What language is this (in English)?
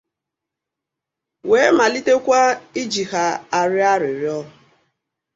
Igbo